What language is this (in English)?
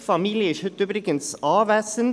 Swiss German